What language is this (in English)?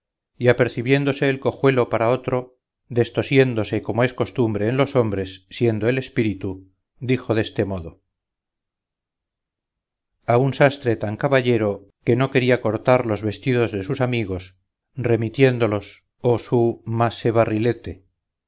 Spanish